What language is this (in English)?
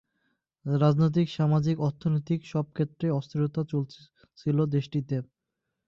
Bangla